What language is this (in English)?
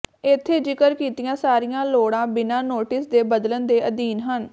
Punjabi